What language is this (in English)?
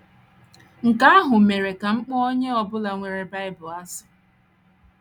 Igbo